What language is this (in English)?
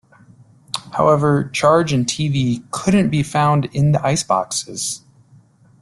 English